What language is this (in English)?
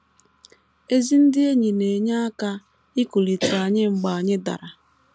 Igbo